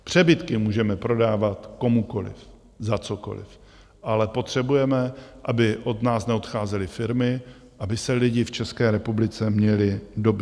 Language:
Czech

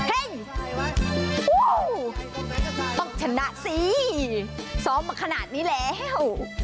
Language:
Thai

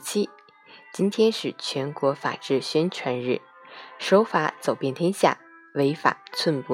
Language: Chinese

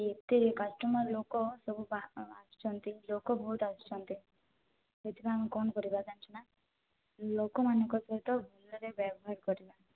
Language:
Odia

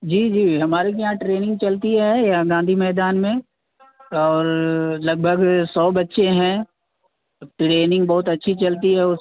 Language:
Urdu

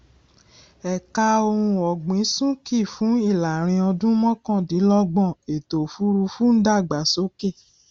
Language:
Yoruba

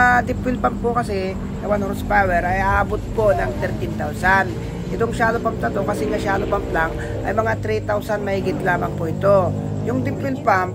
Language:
Filipino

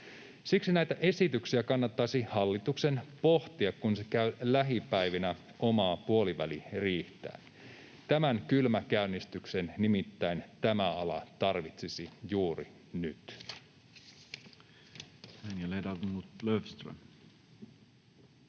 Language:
Finnish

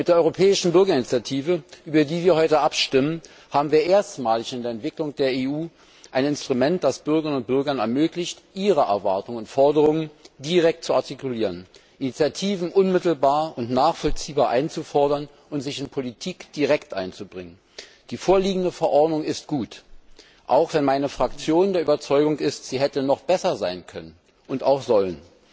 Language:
German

